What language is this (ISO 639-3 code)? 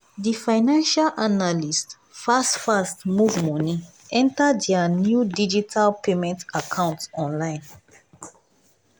pcm